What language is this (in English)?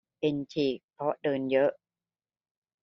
Thai